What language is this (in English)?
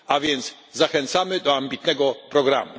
Polish